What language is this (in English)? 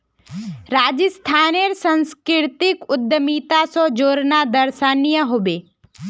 Magahi